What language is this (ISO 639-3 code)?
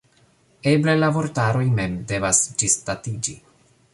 epo